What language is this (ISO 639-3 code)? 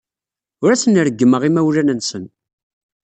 kab